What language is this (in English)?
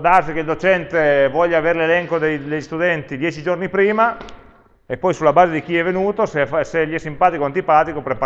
Italian